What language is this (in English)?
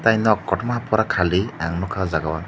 Kok Borok